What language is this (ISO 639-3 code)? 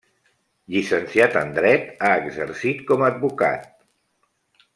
cat